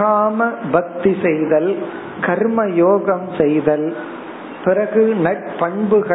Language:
Tamil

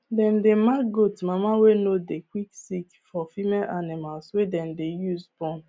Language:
Nigerian Pidgin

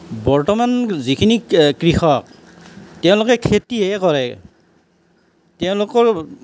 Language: Assamese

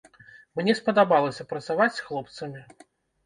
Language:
Belarusian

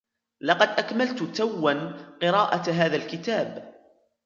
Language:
Arabic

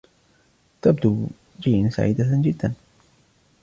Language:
Arabic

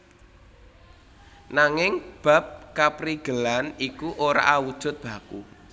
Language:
Javanese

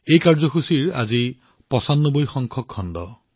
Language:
Assamese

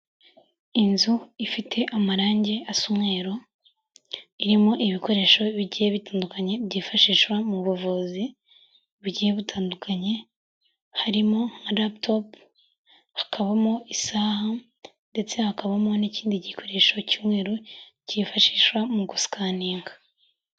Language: Kinyarwanda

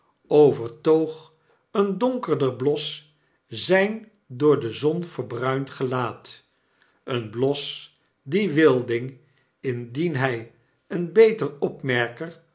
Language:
Dutch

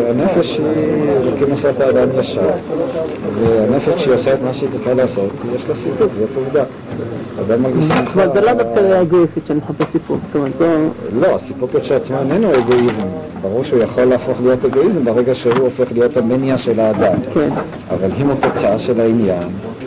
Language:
Hebrew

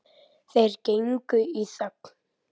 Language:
Icelandic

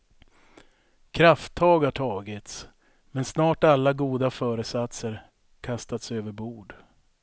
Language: Swedish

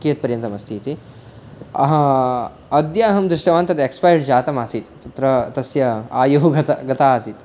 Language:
Sanskrit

